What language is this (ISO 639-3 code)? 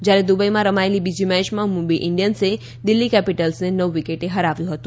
guj